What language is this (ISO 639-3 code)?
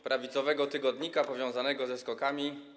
pol